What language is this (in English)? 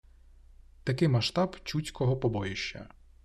Ukrainian